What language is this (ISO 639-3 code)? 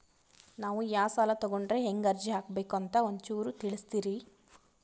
kan